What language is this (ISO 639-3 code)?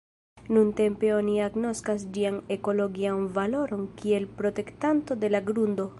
epo